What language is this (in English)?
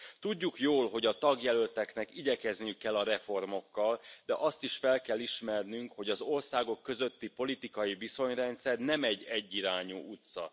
Hungarian